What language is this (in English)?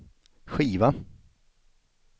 Swedish